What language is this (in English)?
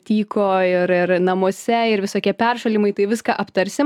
Lithuanian